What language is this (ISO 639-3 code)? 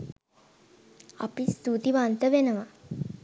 sin